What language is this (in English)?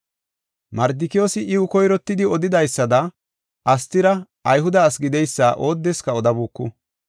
Gofa